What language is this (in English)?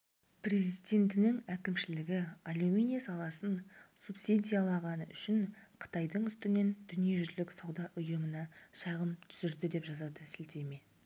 Kazakh